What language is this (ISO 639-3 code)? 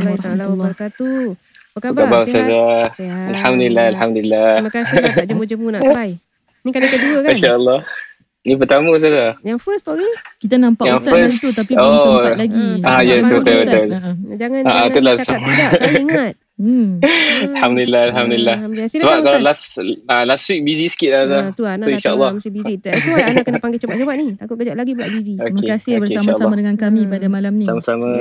msa